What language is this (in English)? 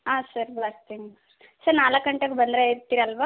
Kannada